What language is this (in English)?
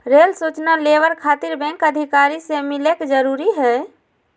Magahi